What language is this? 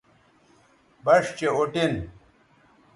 Bateri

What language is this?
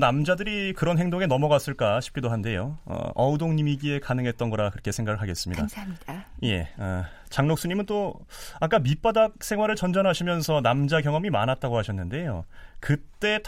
Korean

